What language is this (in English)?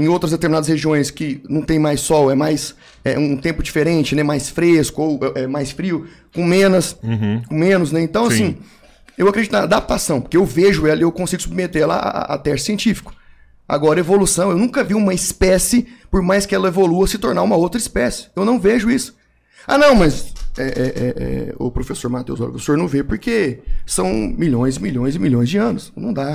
Portuguese